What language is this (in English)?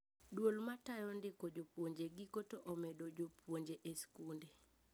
Luo (Kenya and Tanzania)